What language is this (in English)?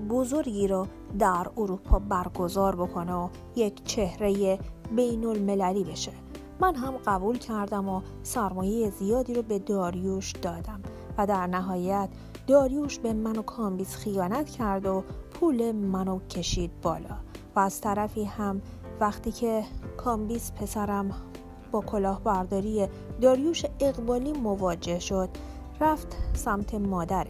Persian